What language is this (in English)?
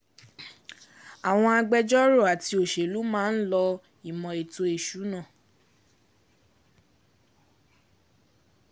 Yoruba